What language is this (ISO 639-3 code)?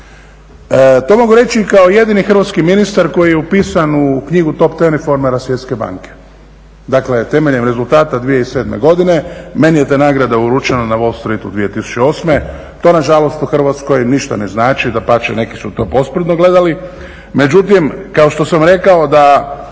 hrv